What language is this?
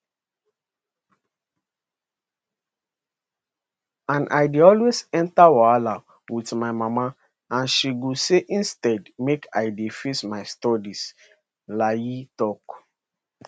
Nigerian Pidgin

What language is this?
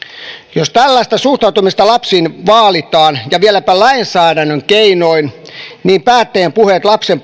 Finnish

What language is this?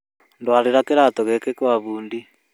Kikuyu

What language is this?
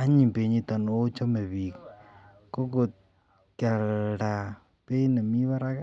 Kalenjin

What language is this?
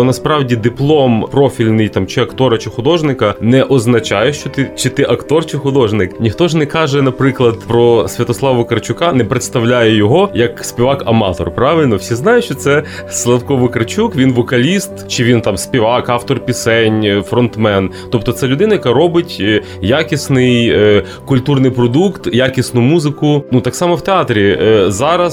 Ukrainian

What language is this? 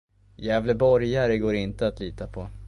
Swedish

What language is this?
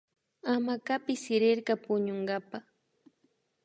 Imbabura Highland Quichua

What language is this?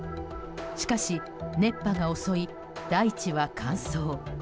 Japanese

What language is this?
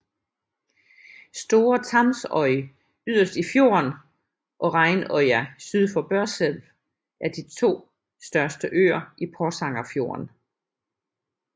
Danish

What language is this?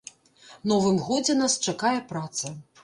Belarusian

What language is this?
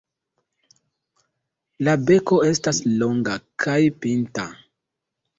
Esperanto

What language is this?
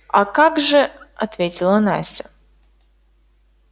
Russian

